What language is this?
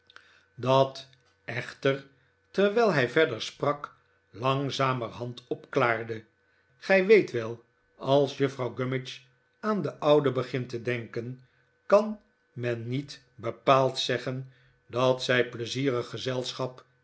Dutch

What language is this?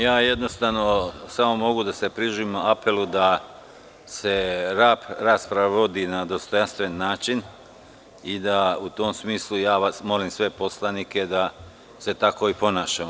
Serbian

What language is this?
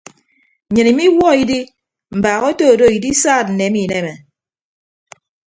Ibibio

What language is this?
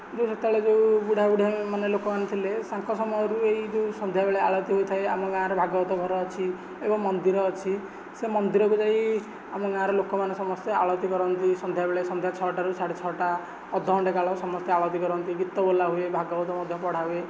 Odia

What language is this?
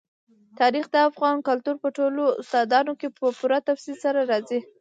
Pashto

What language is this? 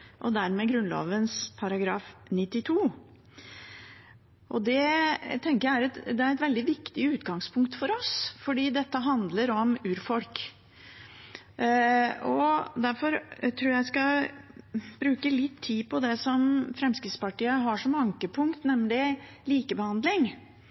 Norwegian Bokmål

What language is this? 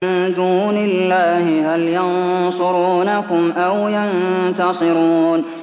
Arabic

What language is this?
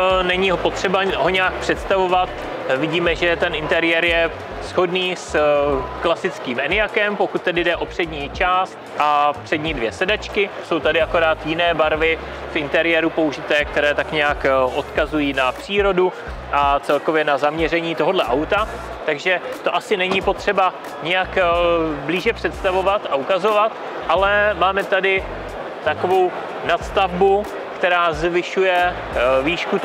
Czech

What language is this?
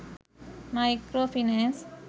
Sinhala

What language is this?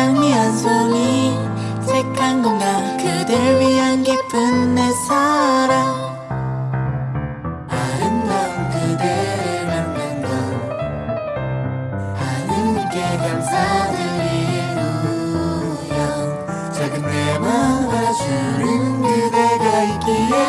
Korean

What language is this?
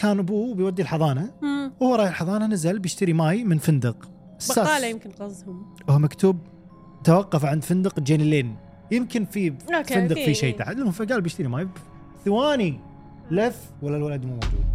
Arabic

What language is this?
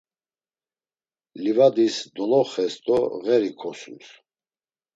Laz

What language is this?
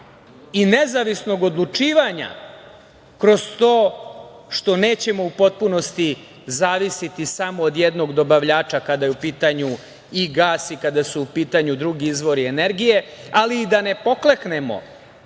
Serbian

